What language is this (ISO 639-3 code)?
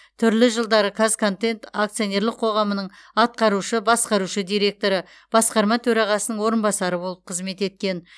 kaz